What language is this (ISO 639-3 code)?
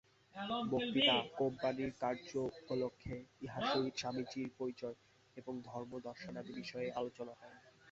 ben